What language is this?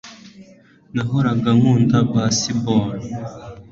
Kinyarwanda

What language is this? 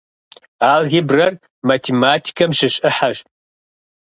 Kabardian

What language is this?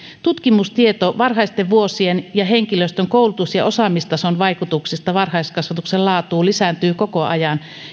Finnish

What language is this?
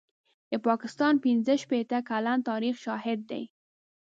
Pashto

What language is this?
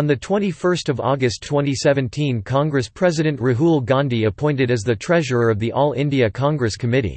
English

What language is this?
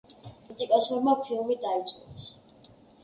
Georgian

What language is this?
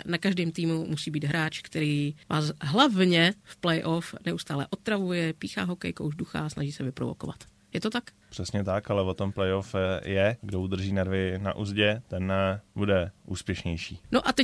Czech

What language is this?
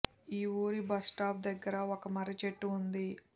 Telugu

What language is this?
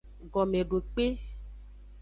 Aja (Benin)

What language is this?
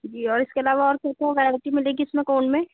Hindi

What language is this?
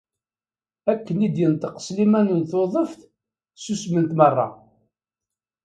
Kabyle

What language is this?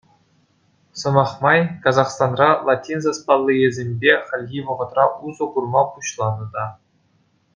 Chuvash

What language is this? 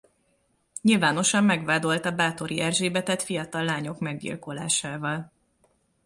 Hungarian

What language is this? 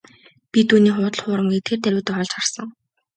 Mongolian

